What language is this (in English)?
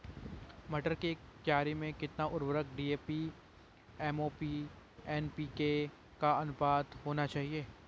Hindi